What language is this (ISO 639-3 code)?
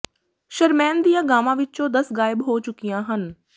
pan